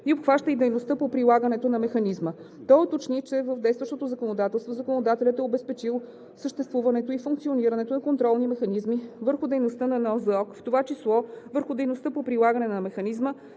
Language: Bulgarian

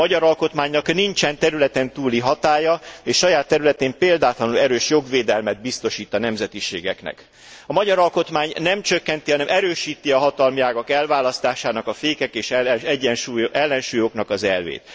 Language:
Hungarian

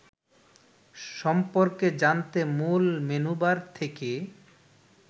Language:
Bangla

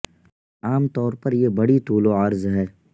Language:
Urdu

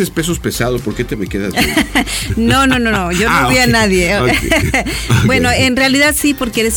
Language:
Spanish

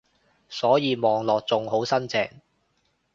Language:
Cantonese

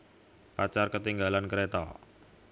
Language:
Javanese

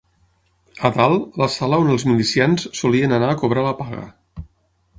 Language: Catalan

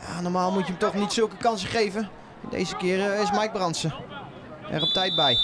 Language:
Dutch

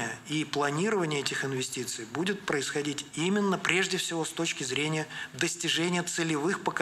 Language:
Russian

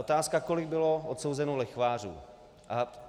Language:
Czech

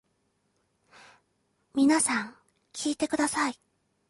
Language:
Japanese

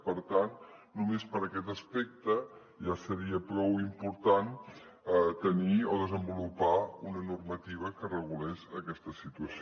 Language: Catalan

